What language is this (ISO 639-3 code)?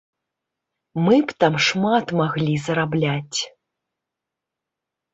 bel